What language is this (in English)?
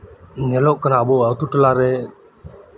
Santali